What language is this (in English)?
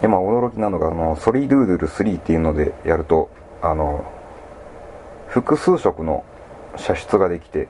Japanese